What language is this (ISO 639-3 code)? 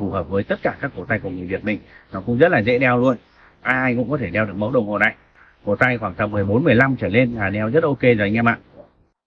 vie